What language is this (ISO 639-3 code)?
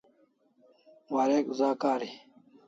kls